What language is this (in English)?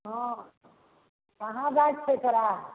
Maithili